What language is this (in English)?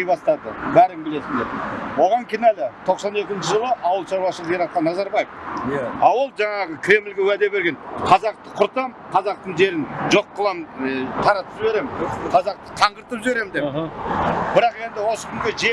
Turkish